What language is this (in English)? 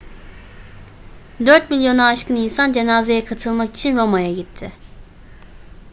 Turkish